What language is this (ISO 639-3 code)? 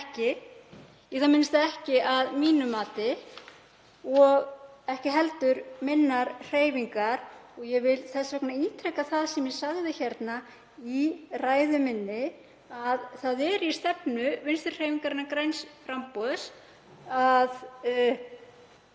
isl